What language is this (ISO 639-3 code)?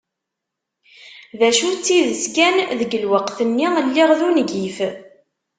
kab